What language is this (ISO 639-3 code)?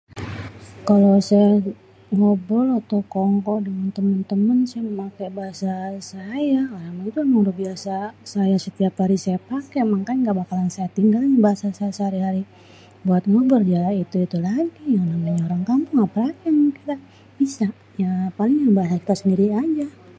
bew